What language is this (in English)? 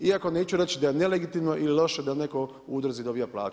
Croatian